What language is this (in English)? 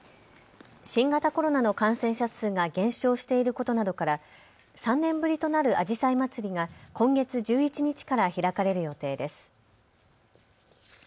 Japanese